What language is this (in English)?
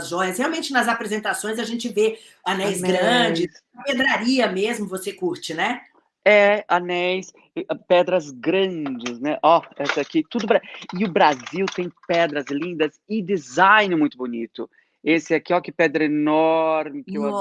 Portuguese